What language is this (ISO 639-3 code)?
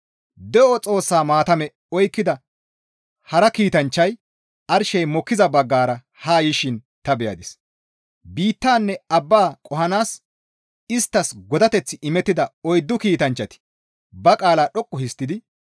gmv